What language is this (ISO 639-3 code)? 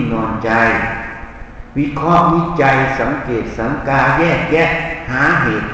tha